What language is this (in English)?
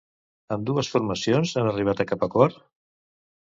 Catalan